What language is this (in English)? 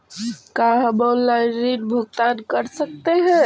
Magahi